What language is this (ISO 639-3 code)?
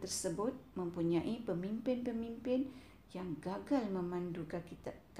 msa